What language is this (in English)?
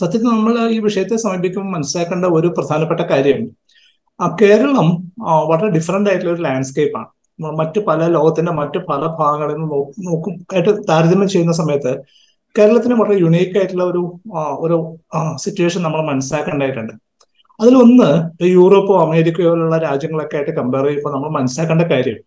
Malayalam